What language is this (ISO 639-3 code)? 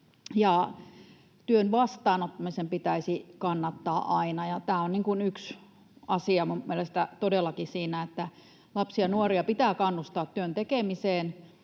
fin